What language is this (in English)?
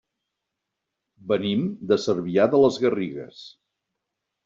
Catalan